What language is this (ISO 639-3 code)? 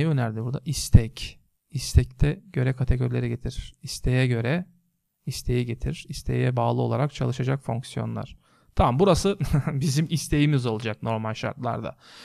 tur